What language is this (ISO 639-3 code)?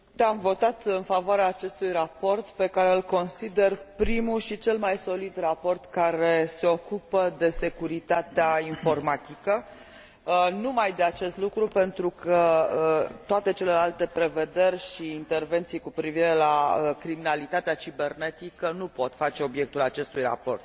ron